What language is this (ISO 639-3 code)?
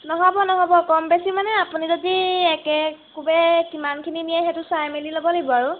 asm